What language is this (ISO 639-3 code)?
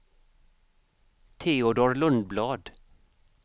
swe